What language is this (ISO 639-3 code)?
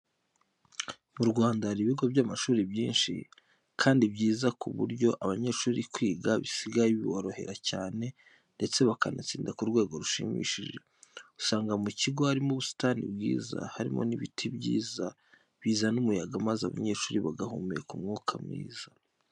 kin